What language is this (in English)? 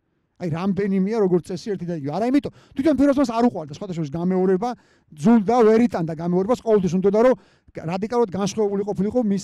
Romanian